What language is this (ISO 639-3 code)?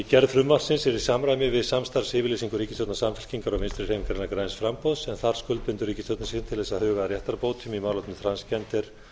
isl